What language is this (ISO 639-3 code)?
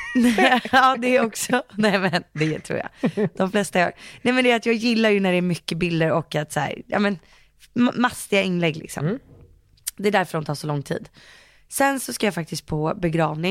swe